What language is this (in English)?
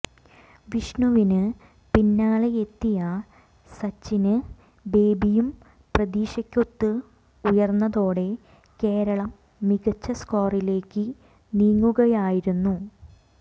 Malayalam